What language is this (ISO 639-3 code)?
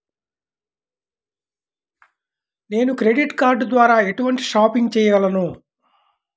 tel